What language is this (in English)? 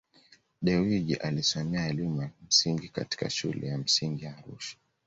Swahili